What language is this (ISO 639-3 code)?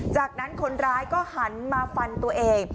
tha